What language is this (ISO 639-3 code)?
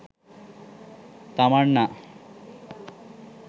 sin